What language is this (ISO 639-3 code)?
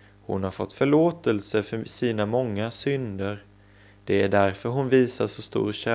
swe